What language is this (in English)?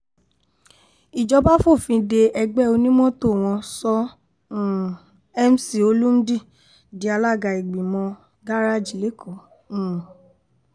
Yoruba